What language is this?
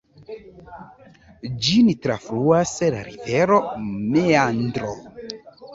Esperanto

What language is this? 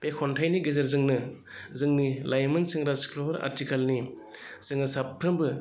Bodo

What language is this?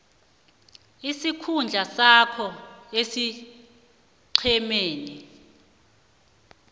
South Ndebele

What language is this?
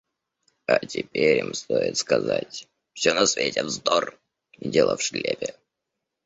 Russian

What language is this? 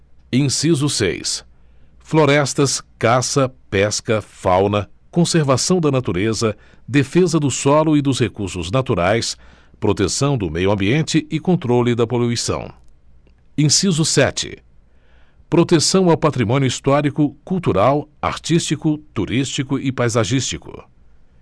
Portuguese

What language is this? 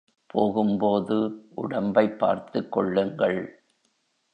Tamil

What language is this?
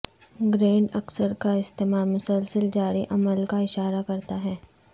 Urdu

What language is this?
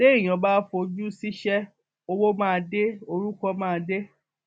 Yoruba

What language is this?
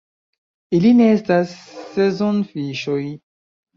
Esperanto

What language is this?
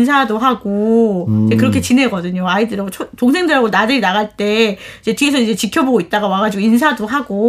Korean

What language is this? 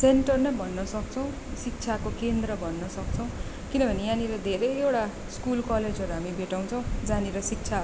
Nepali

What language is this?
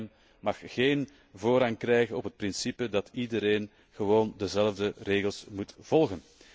Dutch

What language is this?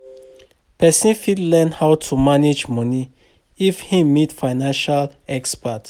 Nigerian Pidgin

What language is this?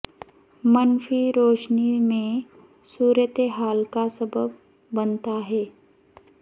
Urdu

